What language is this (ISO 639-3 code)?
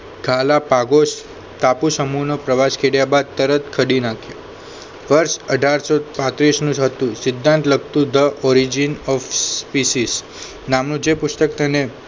guj